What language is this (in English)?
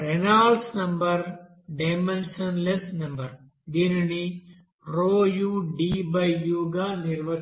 Telugu